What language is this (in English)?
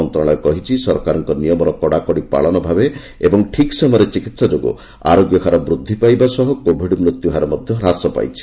Odia